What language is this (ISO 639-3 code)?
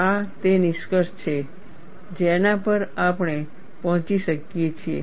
guj